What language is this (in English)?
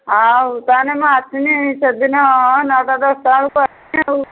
Odia